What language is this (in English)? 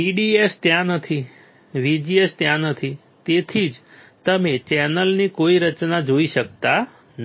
Gujarati